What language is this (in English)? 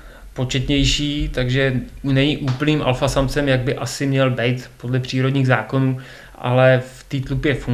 Czech